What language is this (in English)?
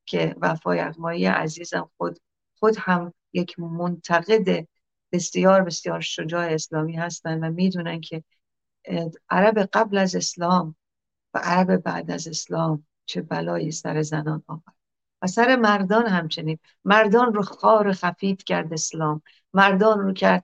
Persian